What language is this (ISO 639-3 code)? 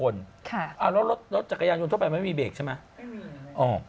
tha